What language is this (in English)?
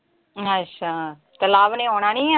Punjabi